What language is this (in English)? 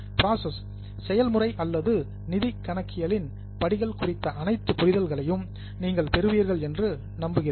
Tamil